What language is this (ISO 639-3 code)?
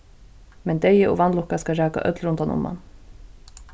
fao